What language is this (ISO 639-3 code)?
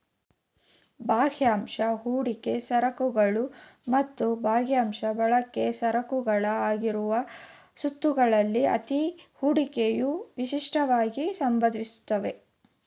kan